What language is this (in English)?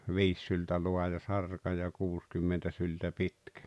Finnish